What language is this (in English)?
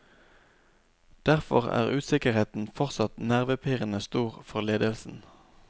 Norwegian